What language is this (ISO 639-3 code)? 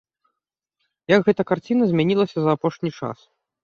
bel